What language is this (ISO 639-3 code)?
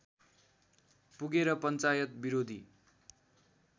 nep